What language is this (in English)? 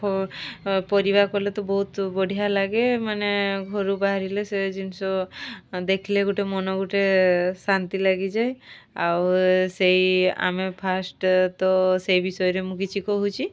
Odia